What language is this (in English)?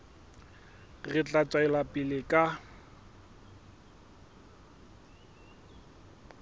Southern Sotho